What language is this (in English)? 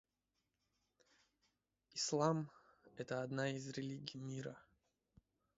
Russian